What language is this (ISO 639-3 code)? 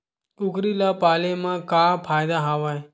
hne